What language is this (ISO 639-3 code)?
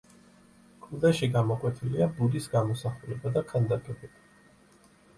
kat